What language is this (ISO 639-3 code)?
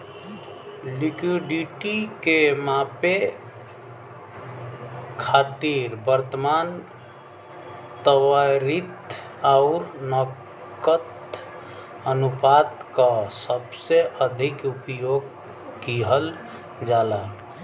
bho